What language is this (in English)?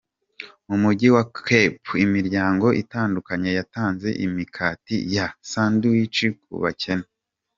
Kinyarwanda